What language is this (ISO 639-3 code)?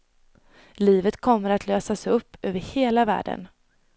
swe